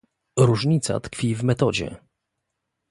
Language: Polish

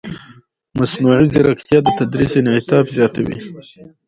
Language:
Pashto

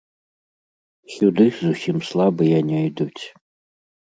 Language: Belarusian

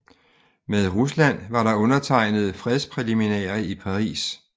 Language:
Danish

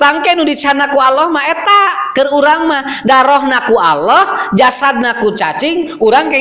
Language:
Indonesian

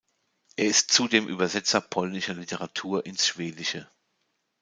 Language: German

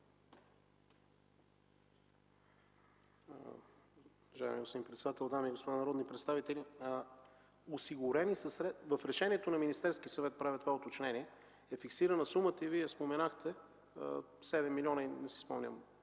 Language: Bulgarian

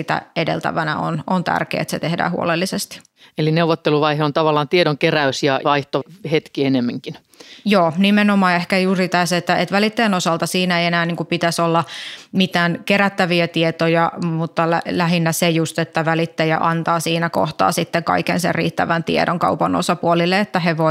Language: Finnish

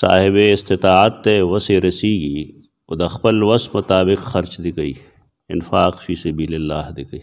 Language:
Arabic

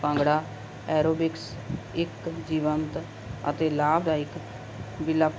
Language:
Punjabi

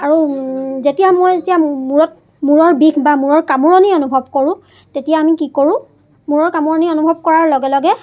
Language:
Assamese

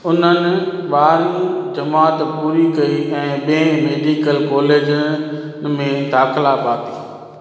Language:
Sindhi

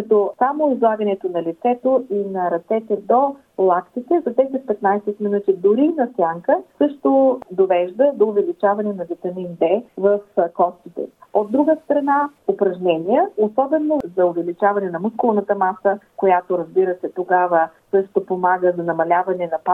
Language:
Bulgarian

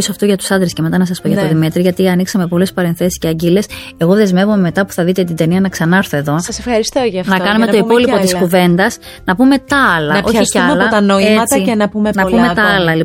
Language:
Greek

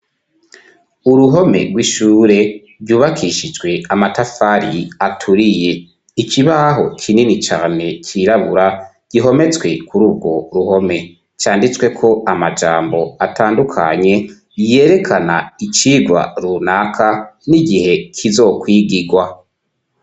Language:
Rundi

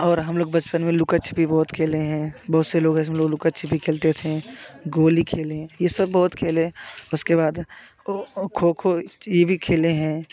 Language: Hindi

